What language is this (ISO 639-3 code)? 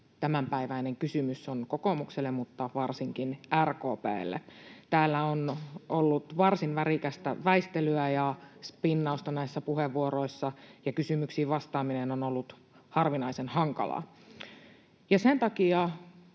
fin